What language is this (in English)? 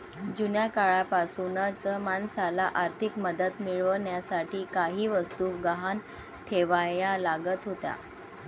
Marathi